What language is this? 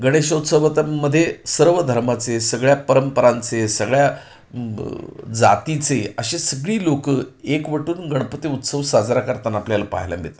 Marathi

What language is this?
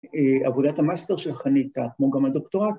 Hebrew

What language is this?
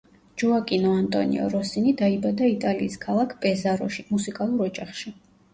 Georgian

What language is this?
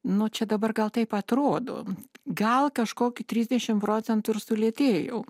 Lithuanian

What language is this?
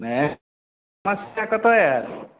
Maithili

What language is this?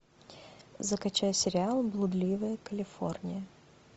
Russian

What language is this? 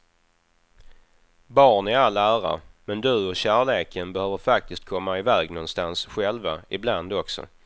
Swedish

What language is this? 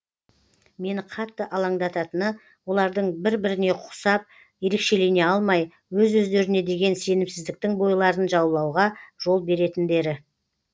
Kazakh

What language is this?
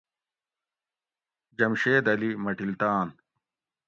Gawri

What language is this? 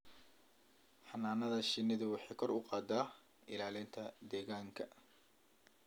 Somali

